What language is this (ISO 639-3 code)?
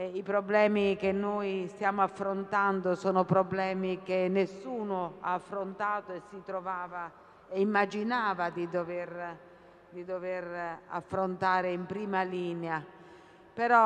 ita